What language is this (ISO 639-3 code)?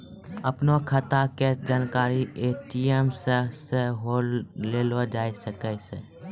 mai